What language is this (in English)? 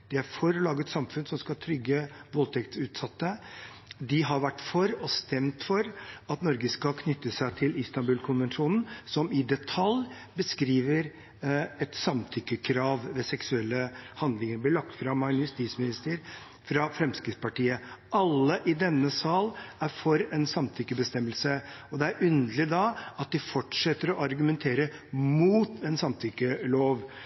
Norwegian Bokmål